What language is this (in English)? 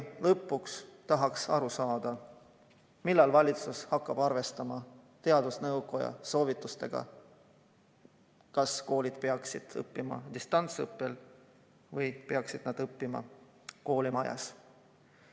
Estonian